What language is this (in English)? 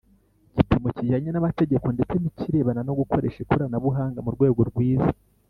Kinyarwanda